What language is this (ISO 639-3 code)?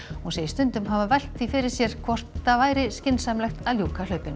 isl